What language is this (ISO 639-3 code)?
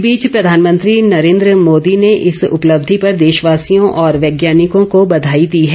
hin